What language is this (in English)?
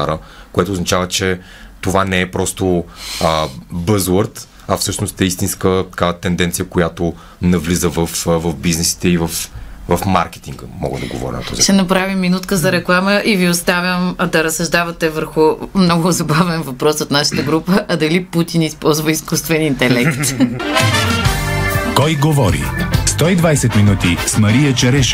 Bulgarian